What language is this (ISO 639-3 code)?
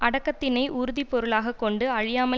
tam